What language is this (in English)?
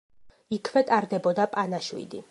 Georgian